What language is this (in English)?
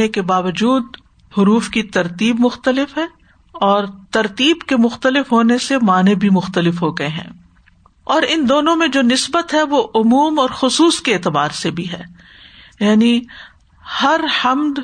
Urdu